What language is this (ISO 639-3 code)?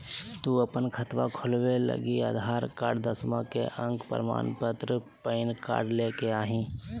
mag